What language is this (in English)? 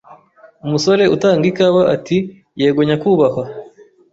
Kinyarwanda